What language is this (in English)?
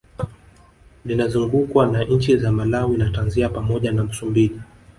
Swahili